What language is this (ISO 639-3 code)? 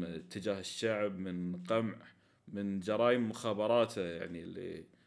ara